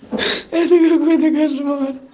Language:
Russian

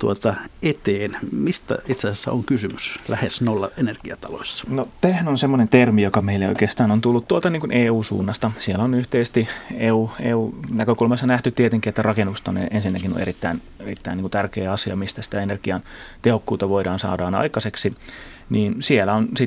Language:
Finnish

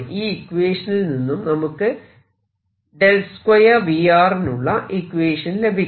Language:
Malayalam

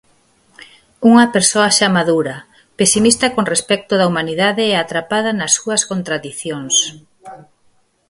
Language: Galician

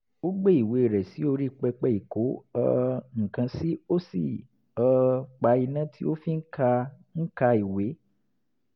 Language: Yoruba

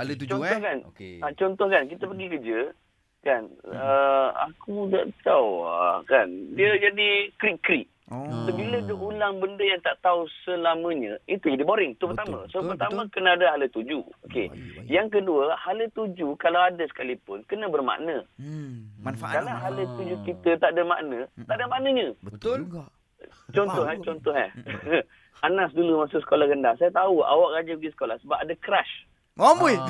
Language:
Malay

